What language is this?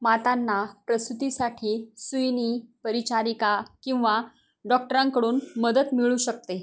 Marathi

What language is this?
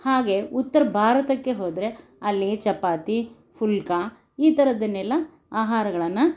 Kannada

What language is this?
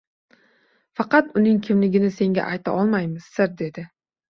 Uzbek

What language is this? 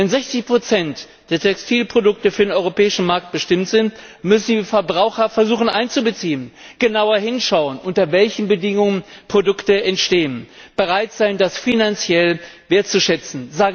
German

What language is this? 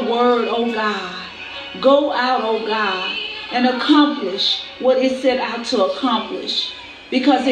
English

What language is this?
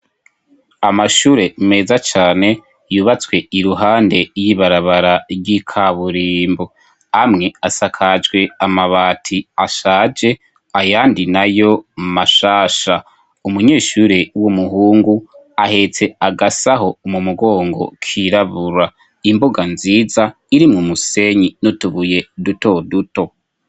Rundi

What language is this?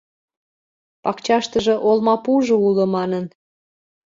Mari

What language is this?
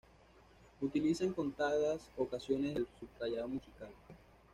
Spanish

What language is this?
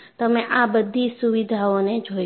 Gujarati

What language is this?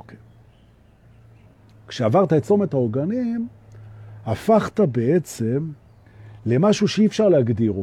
Hebrew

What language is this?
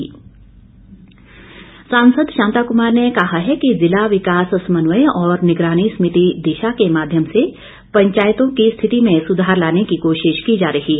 Hindi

